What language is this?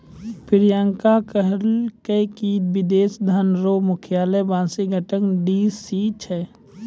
Maithili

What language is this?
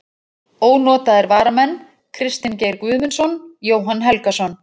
Icelandic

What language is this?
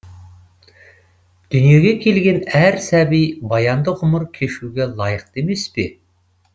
Kazakh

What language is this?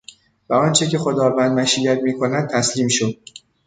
Persian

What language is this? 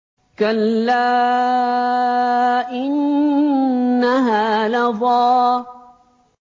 Arabic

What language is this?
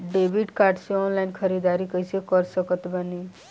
Bhojpuri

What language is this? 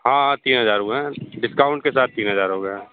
Hindi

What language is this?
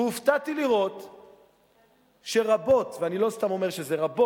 Hebrew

